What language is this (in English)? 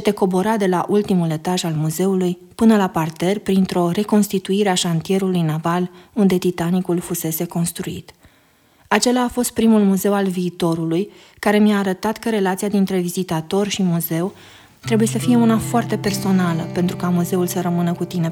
Romanian